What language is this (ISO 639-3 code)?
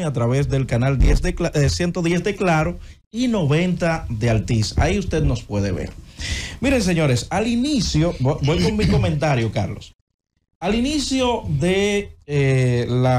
spa